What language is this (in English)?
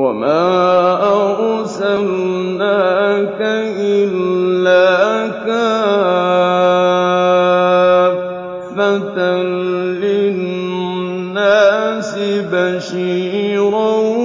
Arabic